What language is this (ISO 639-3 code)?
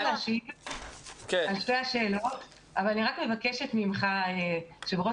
heb